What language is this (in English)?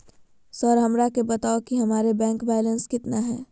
Magahi